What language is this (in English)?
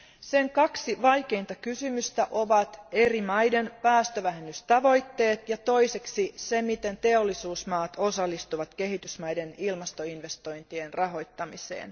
Finnish